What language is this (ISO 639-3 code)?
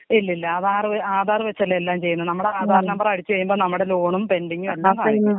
mal